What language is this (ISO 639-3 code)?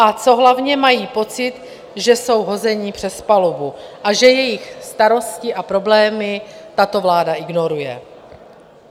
ces